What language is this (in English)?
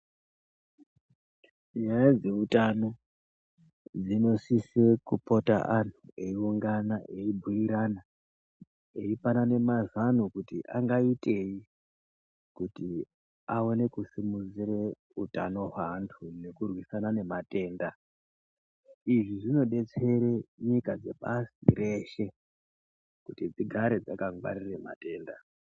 Ndau